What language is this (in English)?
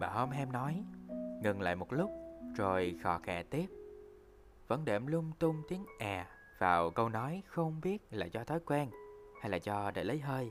Vietnamese